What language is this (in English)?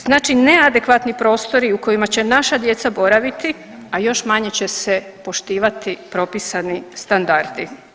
Croatian